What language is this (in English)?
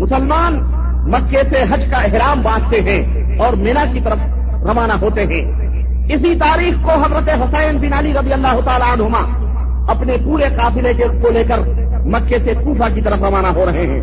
Urdu